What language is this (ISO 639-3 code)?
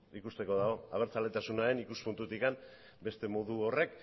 eus